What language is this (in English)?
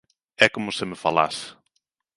Galician